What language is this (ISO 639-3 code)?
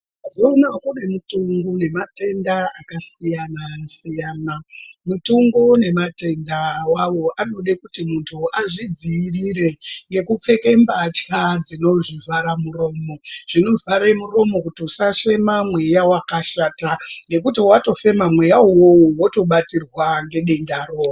ndc